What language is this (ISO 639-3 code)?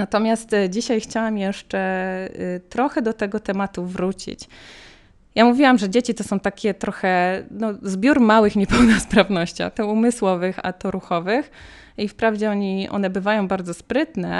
pol